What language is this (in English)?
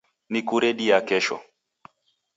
Taita